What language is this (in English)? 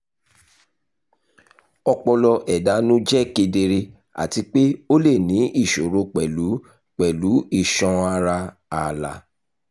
Yoruba